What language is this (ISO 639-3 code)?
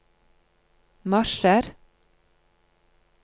nor